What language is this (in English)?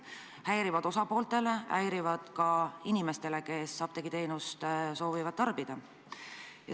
Estonian